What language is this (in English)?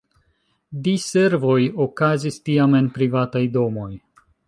Esperanto